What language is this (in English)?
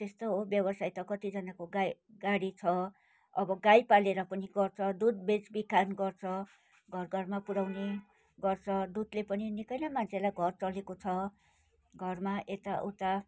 Nepali